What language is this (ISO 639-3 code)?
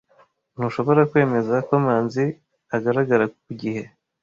kin